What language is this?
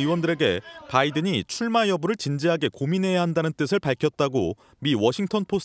Korean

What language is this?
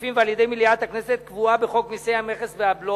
Hebrew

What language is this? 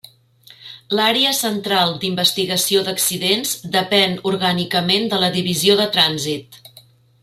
Catalan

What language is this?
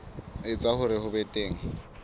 Southern Sotho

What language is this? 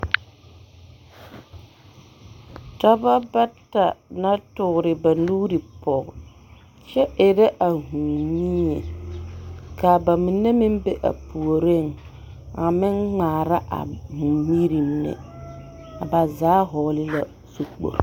Southern Dagaare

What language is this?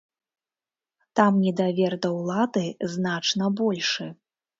Belarusian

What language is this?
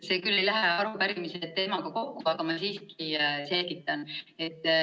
Estonian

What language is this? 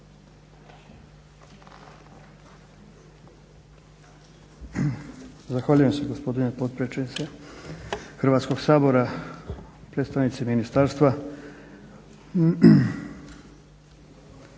Croatian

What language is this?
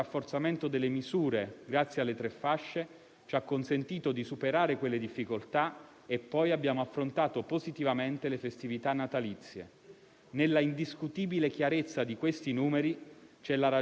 Italian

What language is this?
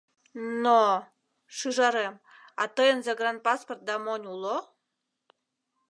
Mari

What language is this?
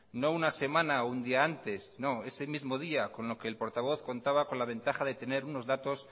Spanish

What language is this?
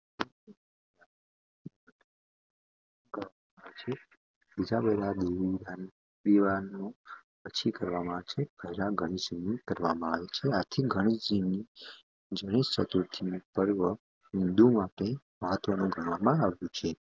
Gujarati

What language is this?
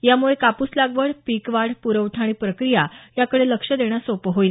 Marathi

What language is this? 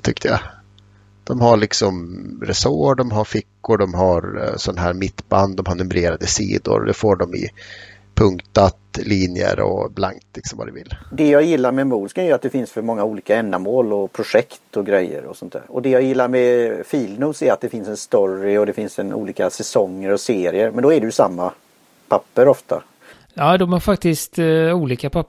Swedish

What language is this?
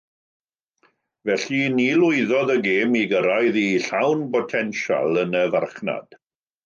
Welsh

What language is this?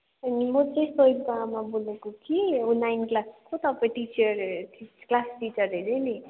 Nepali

